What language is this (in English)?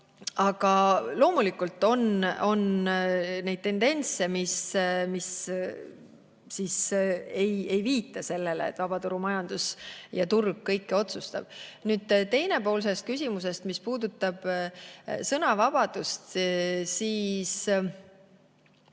Estonian